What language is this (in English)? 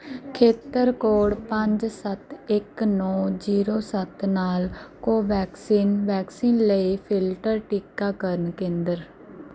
Punjabi